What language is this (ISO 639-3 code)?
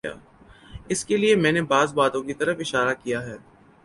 urd